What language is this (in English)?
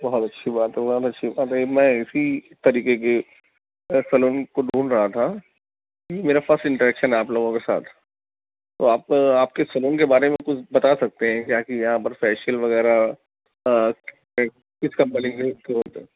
Urdu